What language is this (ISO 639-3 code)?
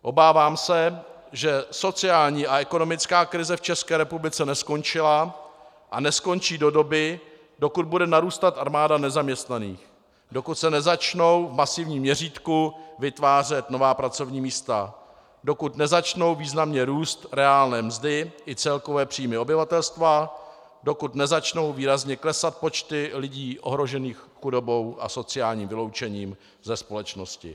ces